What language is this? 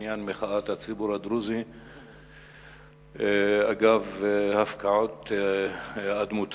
Hebrew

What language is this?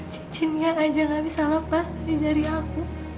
Indonesian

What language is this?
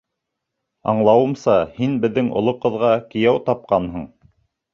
Bashkir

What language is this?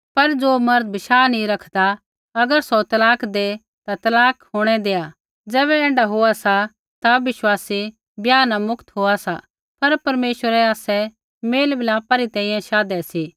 Kullu Pahari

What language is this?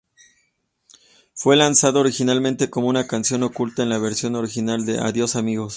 Spanish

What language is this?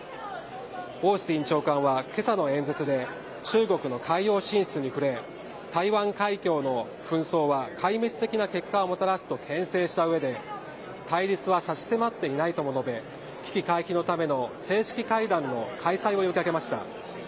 Japanese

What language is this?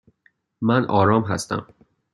Persian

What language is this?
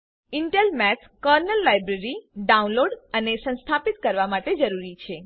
Gujarati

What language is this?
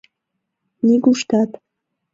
Mari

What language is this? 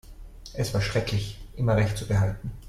German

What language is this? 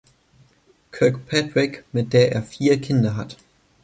German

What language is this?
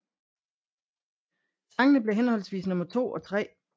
Danish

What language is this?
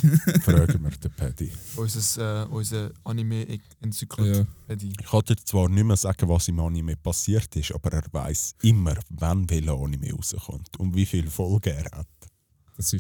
German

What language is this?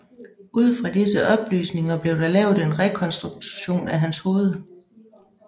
Danish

